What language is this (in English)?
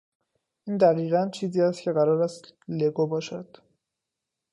Persian